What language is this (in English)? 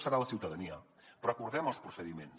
Catalan